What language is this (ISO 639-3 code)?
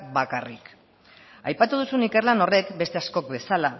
eus